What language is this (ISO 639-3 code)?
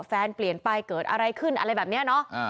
tha